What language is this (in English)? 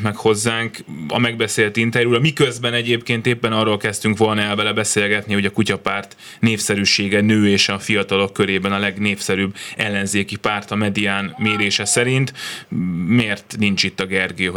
Hungarian